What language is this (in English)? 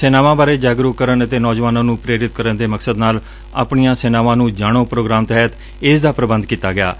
Punjabi